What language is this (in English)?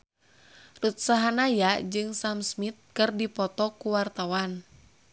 Sundanese